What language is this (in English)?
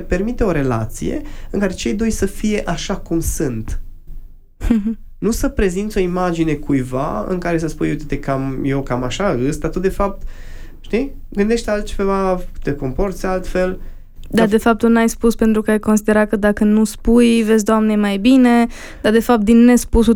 Romanian